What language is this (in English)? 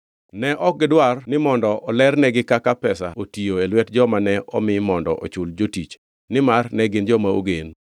Luo (Kenya and Tanzania)